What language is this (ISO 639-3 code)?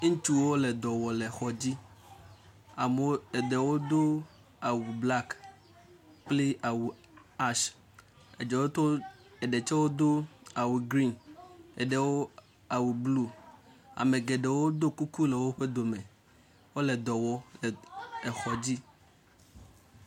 ewe